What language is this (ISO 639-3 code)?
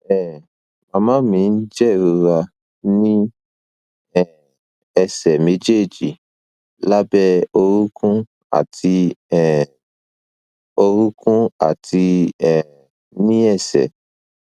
yor